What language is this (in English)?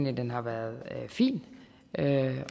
Danish